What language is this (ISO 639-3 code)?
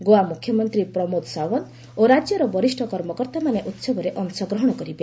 ori